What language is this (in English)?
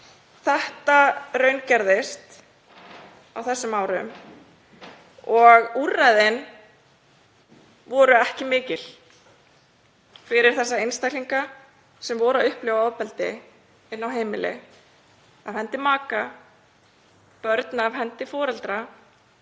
Icelandic